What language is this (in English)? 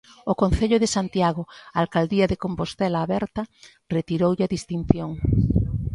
Galician